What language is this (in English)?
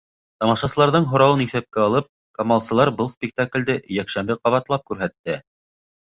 Bashkir